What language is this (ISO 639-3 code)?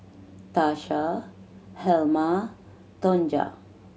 eng